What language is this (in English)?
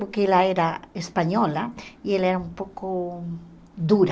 Portuguese